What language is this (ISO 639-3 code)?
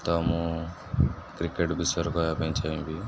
ori